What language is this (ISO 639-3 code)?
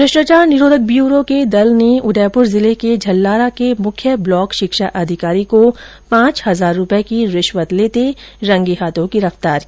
hin